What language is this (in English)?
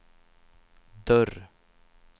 Swedish